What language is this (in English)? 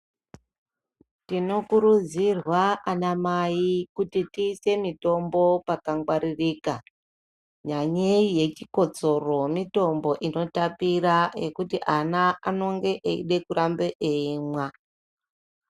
Ndau